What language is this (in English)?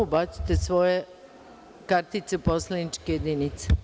Serbian